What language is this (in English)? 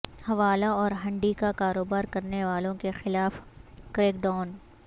Urdu